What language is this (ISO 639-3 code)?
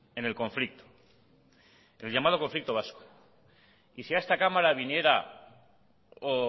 spa